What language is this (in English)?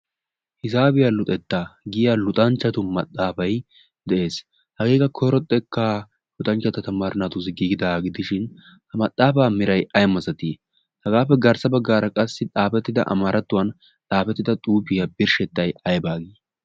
Wolaytta